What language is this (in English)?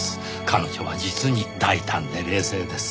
Japanese